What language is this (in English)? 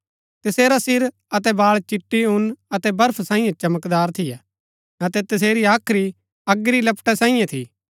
Gaddi